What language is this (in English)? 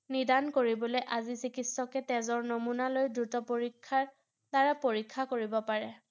Assamese